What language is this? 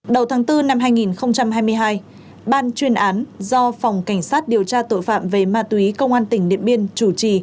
Vietnamese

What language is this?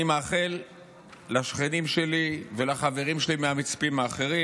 Hebrew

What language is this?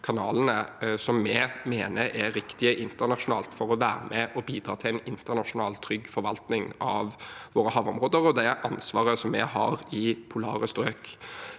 Norwegian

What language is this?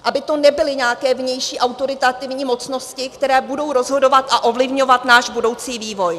Czech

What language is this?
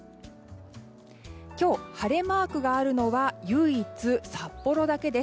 Japanese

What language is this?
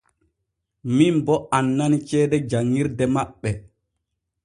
Borgu Fulfulde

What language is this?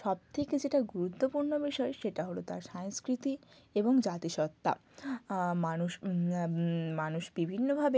Bangla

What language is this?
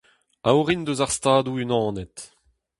Breton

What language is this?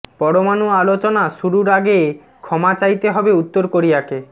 Bangla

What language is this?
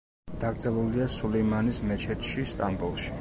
Georgian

